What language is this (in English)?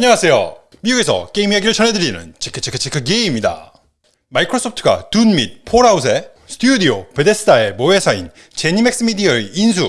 Korean